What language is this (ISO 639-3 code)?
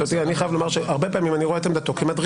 heb